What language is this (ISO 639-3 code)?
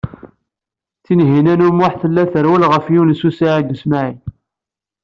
kab